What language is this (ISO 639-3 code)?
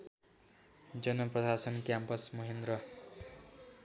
nep